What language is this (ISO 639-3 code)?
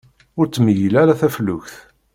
kab